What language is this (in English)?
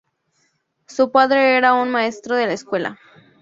Spanish